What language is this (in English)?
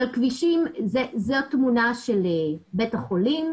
Hebrew